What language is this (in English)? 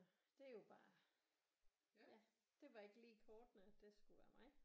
Danish